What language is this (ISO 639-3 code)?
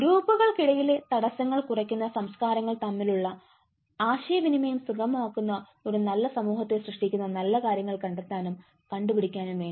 mal